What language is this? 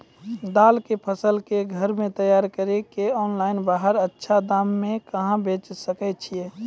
Maithili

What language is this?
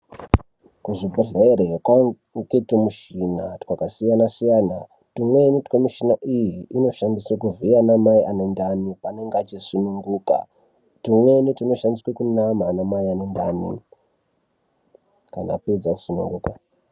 Ndau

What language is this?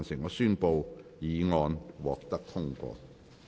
Cantonese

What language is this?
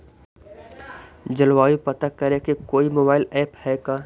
Magahi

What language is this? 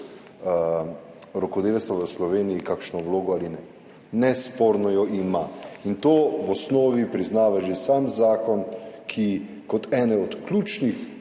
Slovenian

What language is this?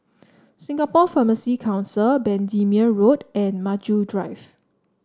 English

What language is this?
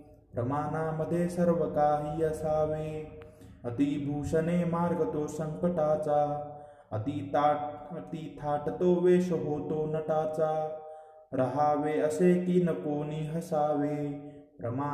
Marathi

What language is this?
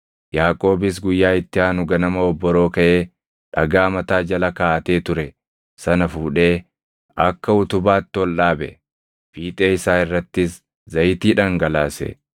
Oromo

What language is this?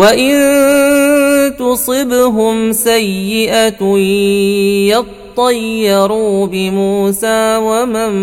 Arabic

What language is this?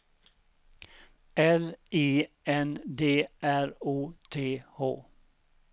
Swedish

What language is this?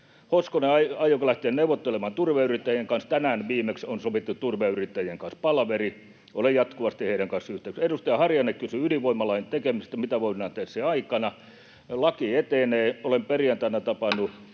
Finnish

